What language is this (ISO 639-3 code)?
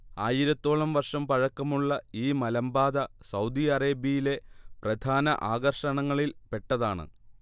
mal